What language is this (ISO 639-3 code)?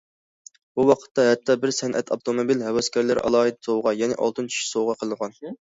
uig